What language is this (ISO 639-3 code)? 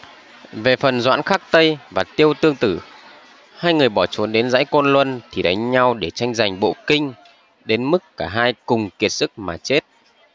vie